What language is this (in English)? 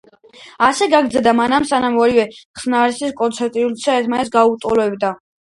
Georgian